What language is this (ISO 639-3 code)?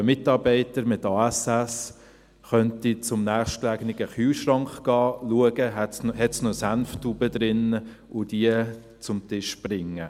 gsw